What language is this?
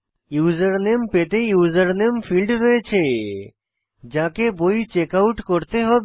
Bangla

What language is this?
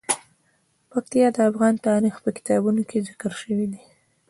Pashto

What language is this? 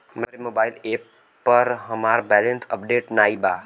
Bhojpuri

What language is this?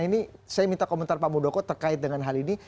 Indonesian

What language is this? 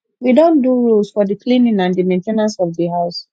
Nigerian Pidgin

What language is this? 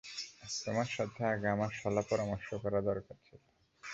Bangla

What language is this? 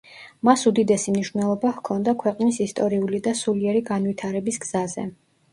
Georgian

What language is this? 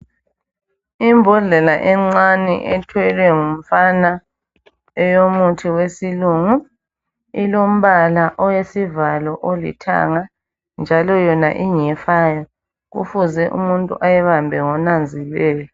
North Ndebele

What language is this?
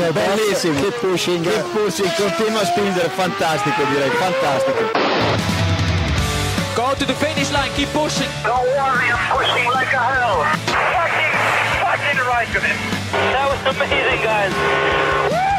Spanish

